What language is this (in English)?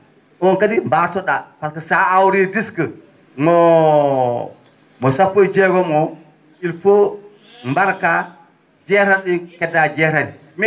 Fula